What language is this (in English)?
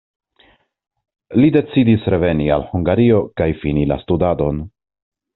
Esperanto